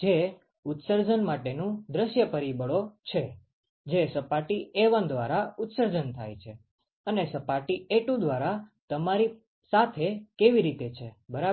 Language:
Gujarati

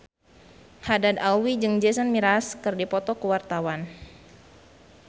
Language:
Sundanese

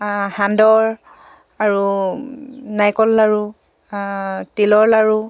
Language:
Assamese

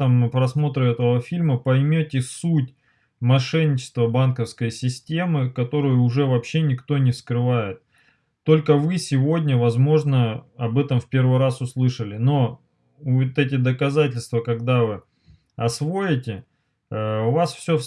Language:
Russian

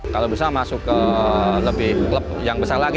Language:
Indonesian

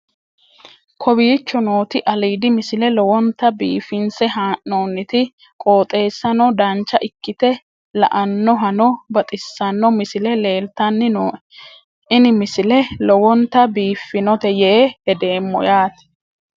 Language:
Sidamo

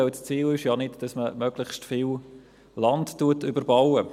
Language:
Swiss German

